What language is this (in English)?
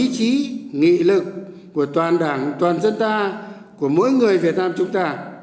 Vietnamese